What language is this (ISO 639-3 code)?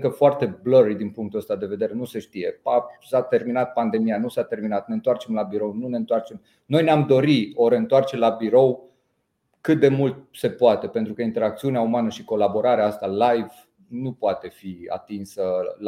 ron